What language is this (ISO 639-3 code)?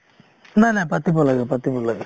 asm